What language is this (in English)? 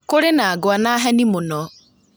Kikuyu